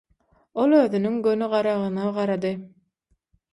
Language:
Turkmen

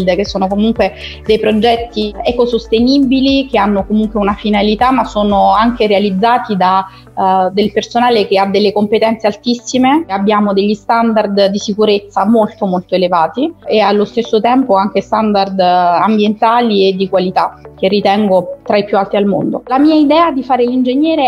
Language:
Italian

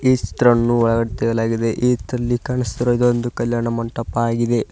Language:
Kannada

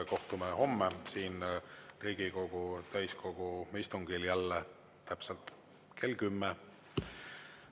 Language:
Estonian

